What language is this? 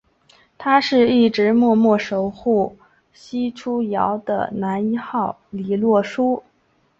Chinese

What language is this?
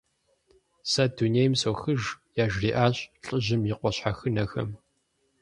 Kabardian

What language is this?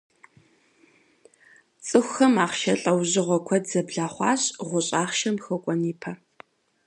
Kabardian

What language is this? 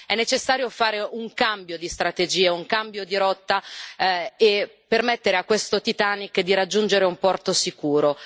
Italian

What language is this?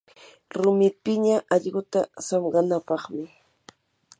Yanahuanca Pasco Quechua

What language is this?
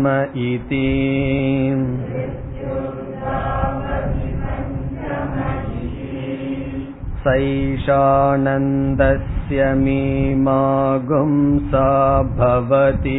Tamil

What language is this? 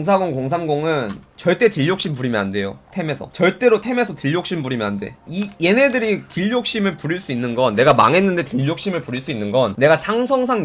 Korean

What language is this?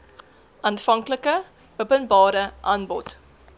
Afrikaans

